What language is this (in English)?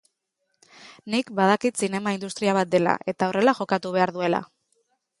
Basque